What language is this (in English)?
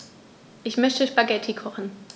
German